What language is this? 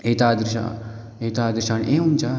Sanskrit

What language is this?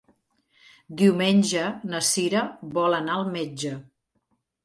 Catalan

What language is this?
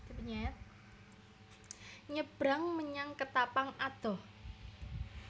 Javanese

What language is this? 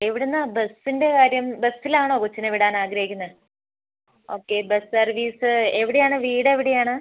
Malayalam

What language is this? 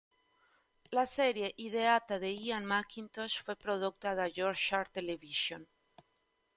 Italian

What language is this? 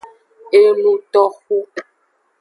Aja (Benin)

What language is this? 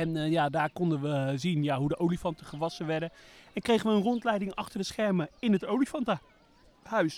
Dutch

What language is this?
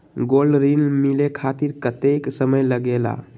Magahi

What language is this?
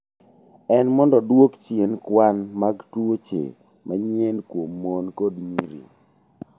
Luo (Kenya and Tanzania)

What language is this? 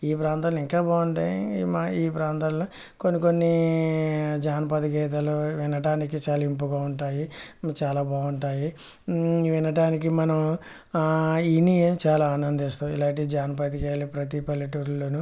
Telugu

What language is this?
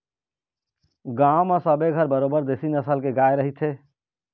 Chhattisgarhi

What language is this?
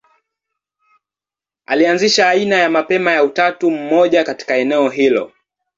Swahili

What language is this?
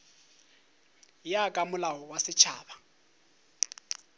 Northern Sotho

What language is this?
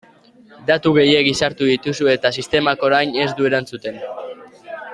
Basque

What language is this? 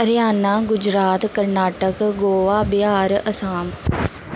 Dogri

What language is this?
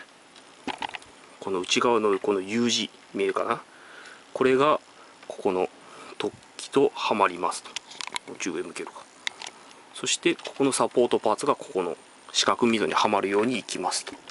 Japanese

